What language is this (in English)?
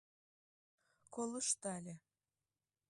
Mari